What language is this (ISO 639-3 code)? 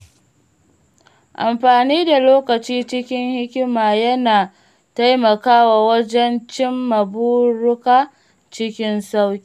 hau